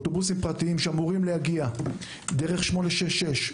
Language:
Hebrew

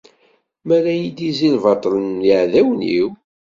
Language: Kabyle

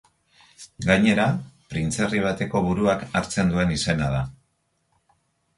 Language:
Basque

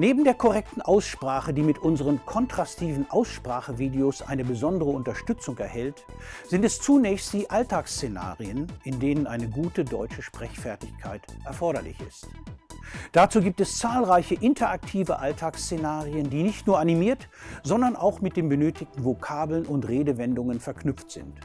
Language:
German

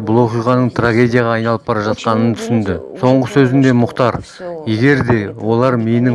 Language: Kazakh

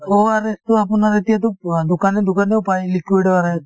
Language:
Assamese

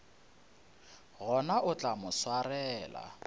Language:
Northern Sotho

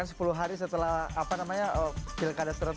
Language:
Indonesian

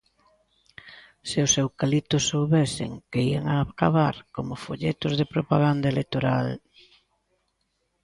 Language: Galician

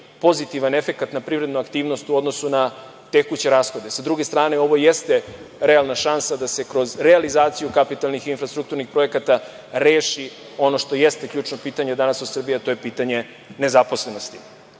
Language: Serbian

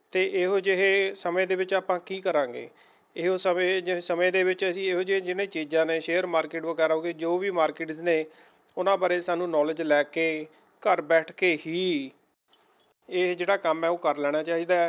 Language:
Punjabi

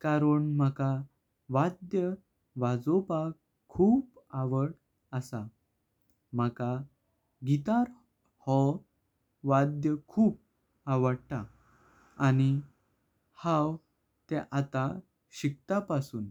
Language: Konkani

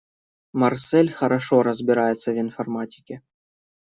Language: Russian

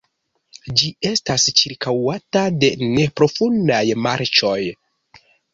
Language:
Esperanto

